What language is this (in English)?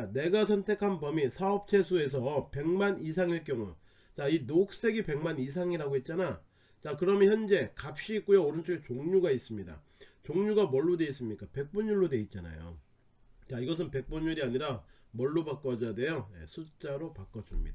Korean